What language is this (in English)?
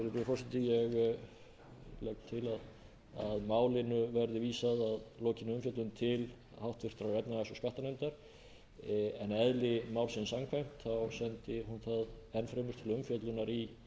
Icelandic